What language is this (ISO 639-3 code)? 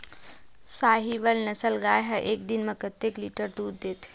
hne